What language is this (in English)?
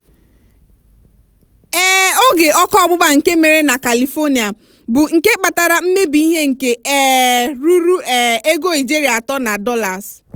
Igbo